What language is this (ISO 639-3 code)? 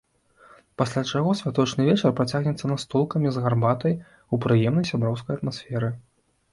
bel